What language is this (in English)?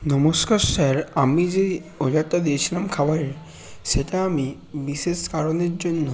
Bangla